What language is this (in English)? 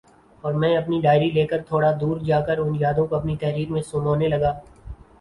Urdu